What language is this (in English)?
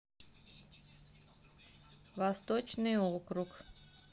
Russian